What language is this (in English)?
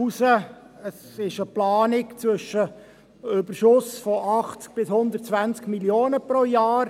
Swiss German